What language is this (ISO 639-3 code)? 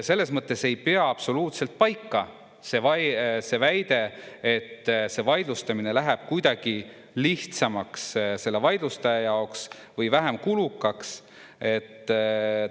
est